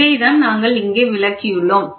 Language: Tamil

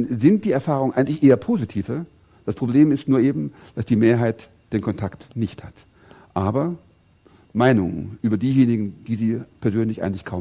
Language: German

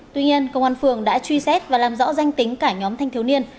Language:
Vietnamese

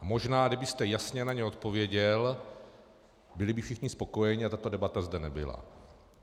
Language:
Czech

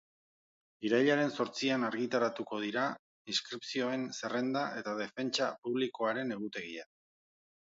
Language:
Basque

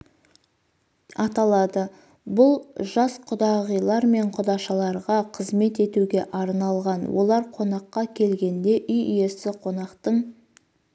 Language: Kazakh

